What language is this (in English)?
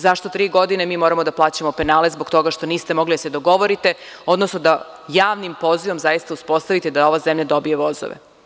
Serbian